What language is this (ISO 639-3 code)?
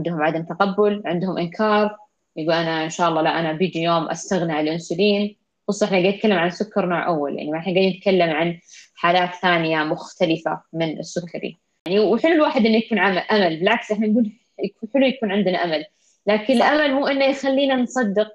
ara